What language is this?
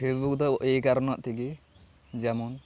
Santali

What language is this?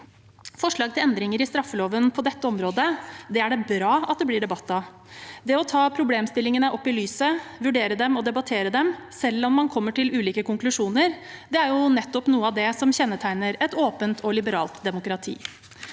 Norwegian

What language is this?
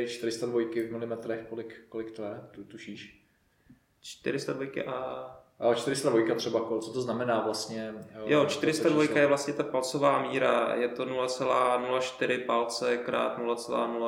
Czech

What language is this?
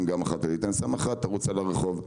Hebrew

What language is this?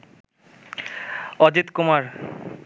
Bangla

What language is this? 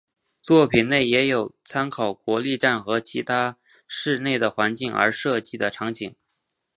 Chinese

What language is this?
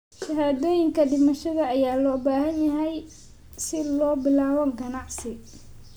Somali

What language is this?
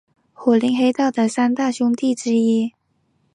Chinese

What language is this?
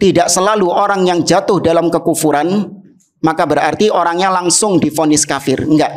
Indonesian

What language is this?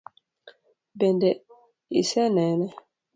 Luo (Kenya and Tanzania)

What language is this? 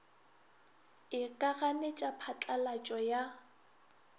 Northern Sotho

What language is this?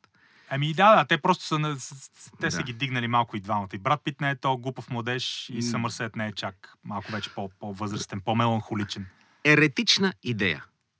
Bulgarian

